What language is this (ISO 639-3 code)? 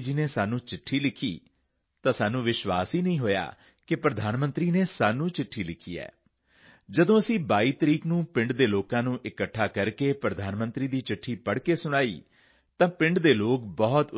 pan